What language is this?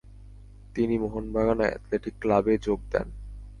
Bangla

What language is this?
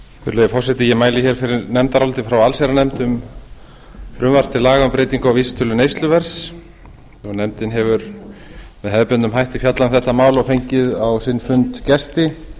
Icelandic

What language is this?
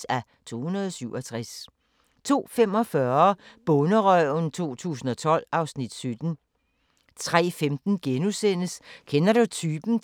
Danish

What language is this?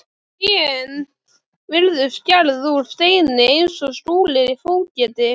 Icelandic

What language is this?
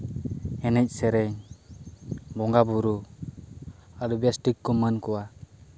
Santali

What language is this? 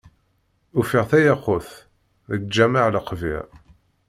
Kabyle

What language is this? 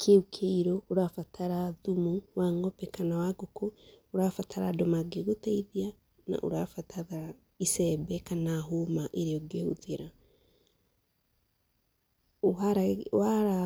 Kikuyu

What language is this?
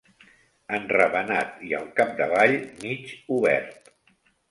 Catalan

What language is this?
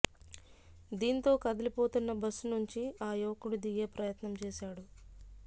Telugu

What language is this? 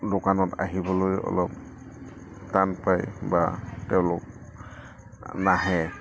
Assamese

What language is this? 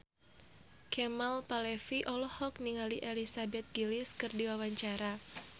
Sundanese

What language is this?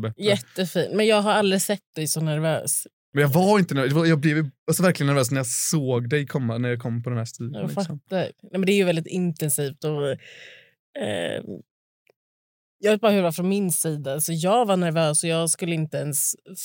Swedish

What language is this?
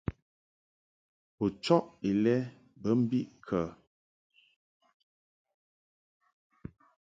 Mungaka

